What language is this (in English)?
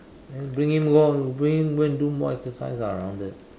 English